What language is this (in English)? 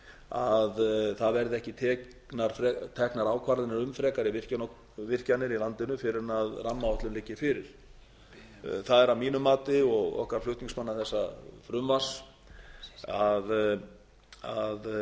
Icelandic